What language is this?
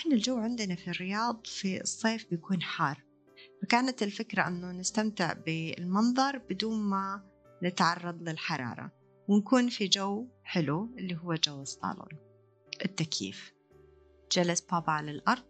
Arabic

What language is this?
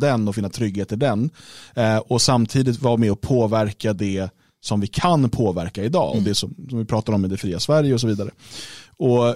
Swedish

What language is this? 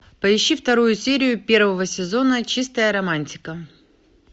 Russian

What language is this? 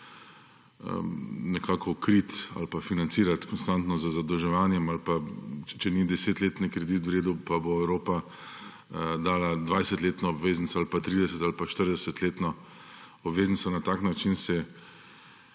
Slovenian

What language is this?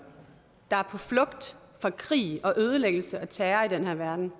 Danish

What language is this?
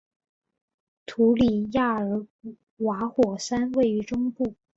Chinese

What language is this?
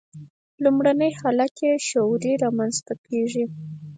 Pashto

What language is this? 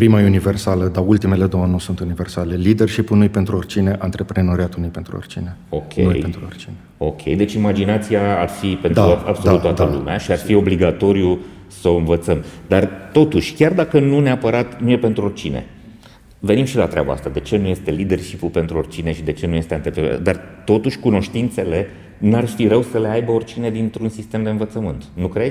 Romanian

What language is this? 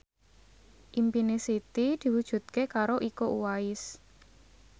Javanese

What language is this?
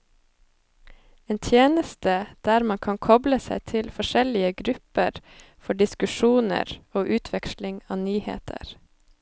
Norwegian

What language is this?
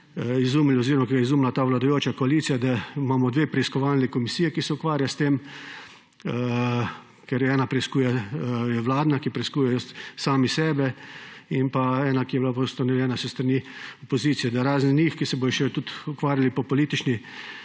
Slovenian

